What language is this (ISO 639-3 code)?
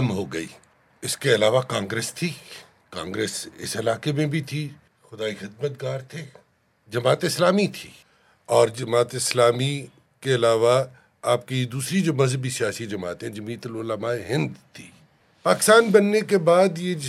urd